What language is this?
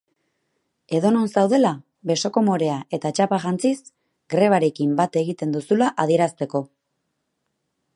Basque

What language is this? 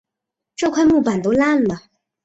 Chinese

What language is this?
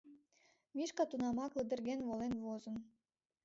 Mari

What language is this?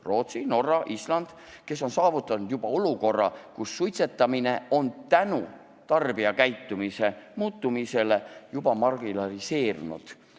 Estonian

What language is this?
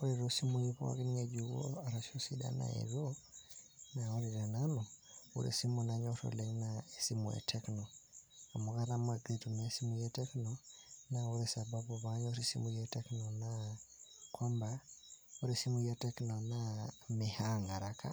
Masai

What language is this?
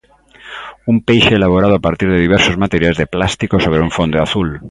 Galician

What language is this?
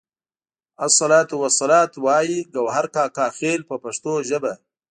Pashto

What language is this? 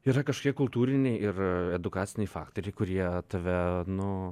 Lithuanian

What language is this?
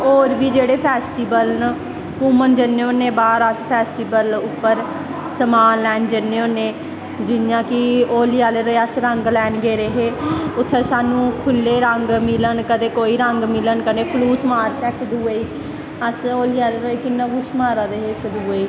Dogri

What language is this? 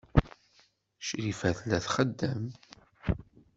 Kabyle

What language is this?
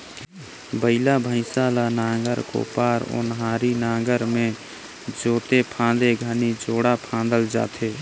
Chhattisgarhi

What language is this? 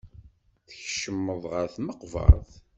Kabyle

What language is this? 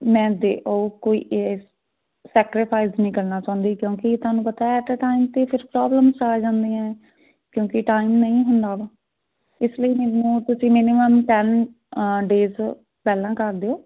Punjabi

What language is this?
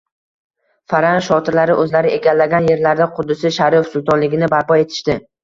Uzbek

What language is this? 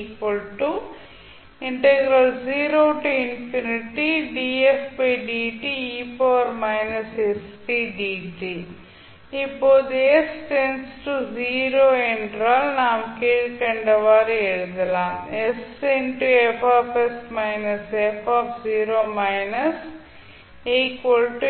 Tamil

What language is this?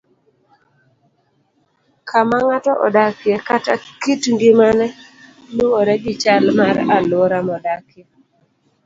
Luo (Kenya and Tanzania)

